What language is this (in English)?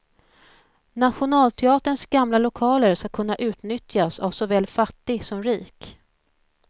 Swedish